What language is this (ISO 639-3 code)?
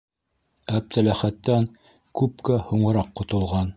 bak